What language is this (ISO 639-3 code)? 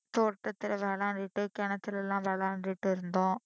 tam